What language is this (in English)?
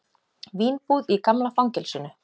Icelandic